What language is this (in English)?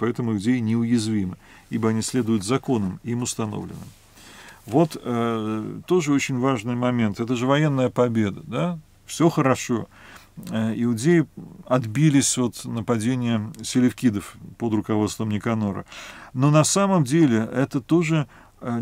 Russian